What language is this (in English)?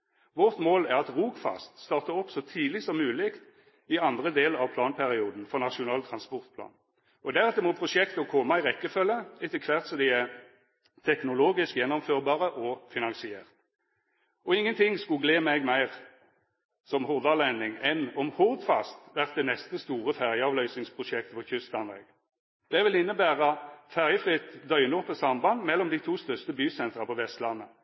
Norwegian Nynorsk